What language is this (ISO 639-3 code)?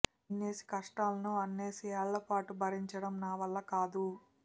tel